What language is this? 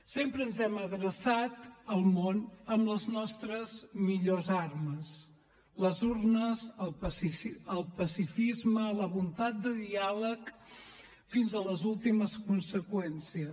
Catalan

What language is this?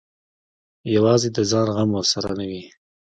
Pashto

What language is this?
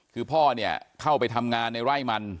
Thai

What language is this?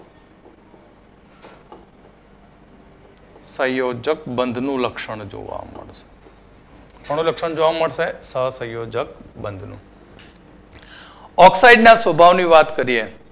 Gujarati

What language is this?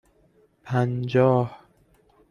Persian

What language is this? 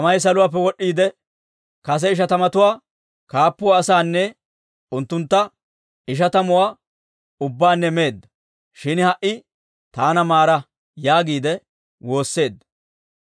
Dawro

